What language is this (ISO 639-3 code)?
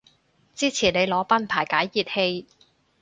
yue